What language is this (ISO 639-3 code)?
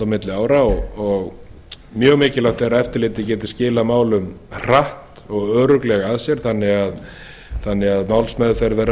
isl